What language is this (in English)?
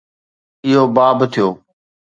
Sindhi